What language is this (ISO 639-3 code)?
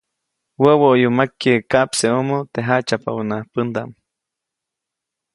zoc